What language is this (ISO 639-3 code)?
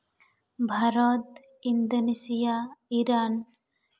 sat